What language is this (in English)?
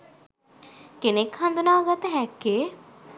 Sinhala